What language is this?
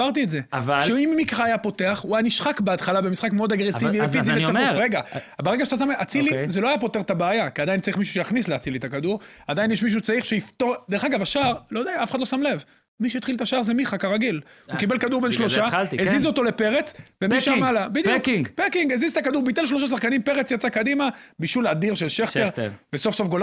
Hebrew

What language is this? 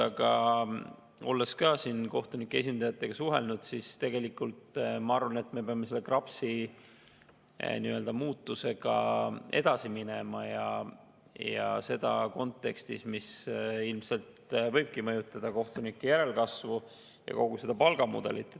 Estonian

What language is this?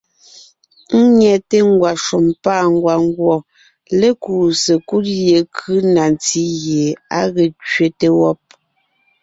Ngiemboon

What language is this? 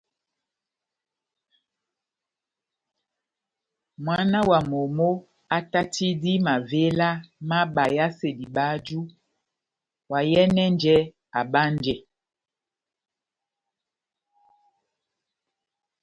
Batanga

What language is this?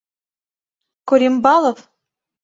Mari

